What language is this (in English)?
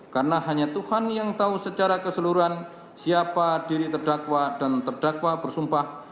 Indonesian